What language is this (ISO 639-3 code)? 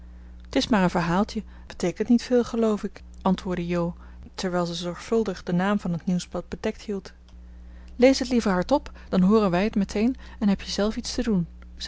nld